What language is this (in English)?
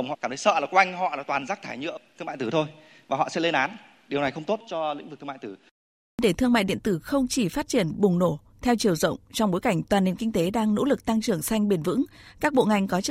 Vietnamese